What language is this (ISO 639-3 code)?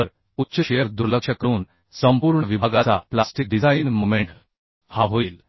mar